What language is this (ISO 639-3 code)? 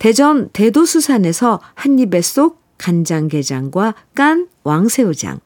kor